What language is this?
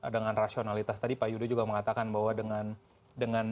Indonesian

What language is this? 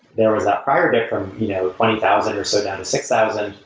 English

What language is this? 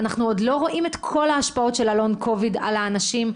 Hebrew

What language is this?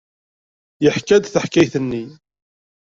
Kabyle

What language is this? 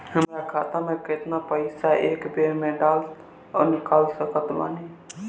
Bhojpuri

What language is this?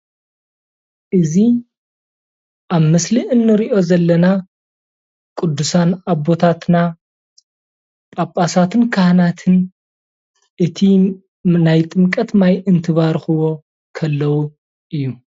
Tigrinya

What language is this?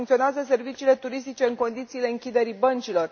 Romanian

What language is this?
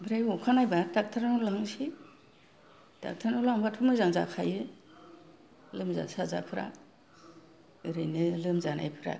Bodo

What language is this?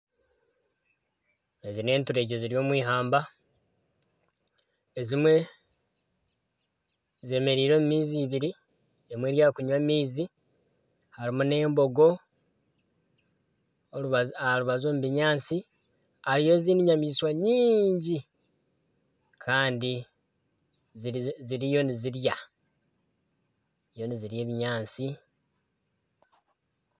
Nyankole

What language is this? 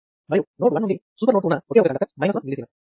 Telugu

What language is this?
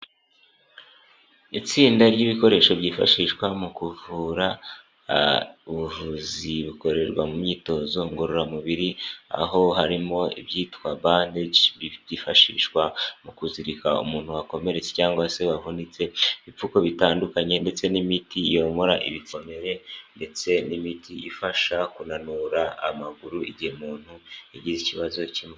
Kinyarwanda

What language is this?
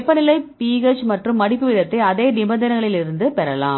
Tamil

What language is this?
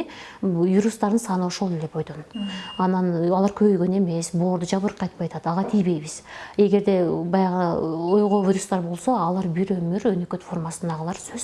Turkish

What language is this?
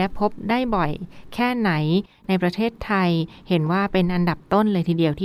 Thai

